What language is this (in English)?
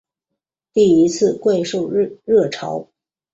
Chinese